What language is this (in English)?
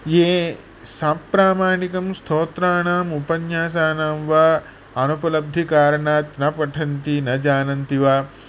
Sanskrit